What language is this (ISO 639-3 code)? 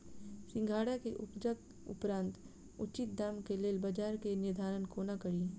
mai